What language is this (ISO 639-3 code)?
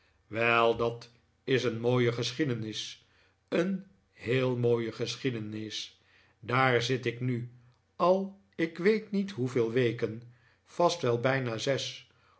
nld